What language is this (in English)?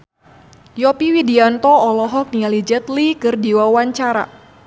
Sundanese